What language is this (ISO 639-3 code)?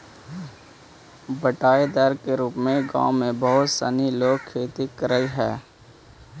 mag